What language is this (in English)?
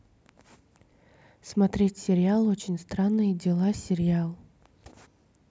Russian